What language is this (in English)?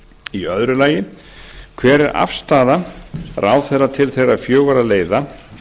Icelandic